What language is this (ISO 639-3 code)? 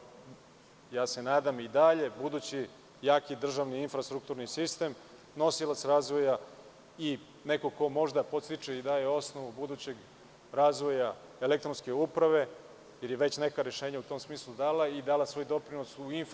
srp